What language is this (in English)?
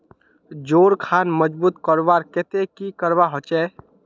Magahi